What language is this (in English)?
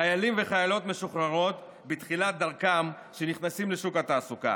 Hebrew